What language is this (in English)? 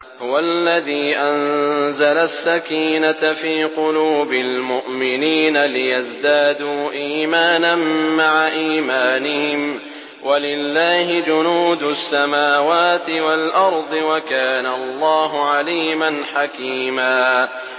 Arabic